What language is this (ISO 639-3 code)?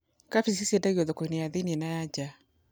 kik